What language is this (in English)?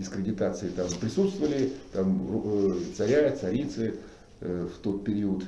Russian